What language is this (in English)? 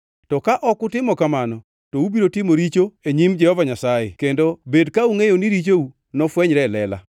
Luo (Kenya and Tanzania)